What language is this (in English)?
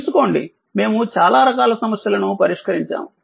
Telugu